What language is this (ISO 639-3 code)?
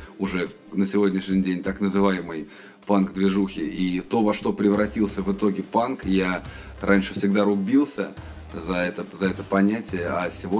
rus